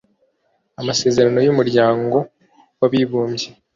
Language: Kinyarwanda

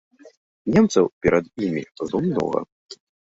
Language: Belarusian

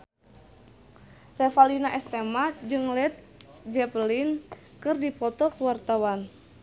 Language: Sundanese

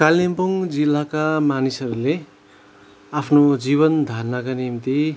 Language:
Nepali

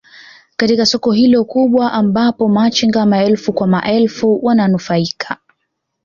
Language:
Swahili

